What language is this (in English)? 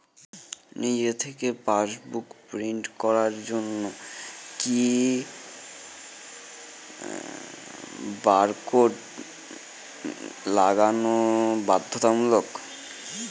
Bangla